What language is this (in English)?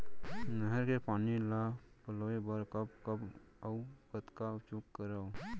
Chhattisgarhi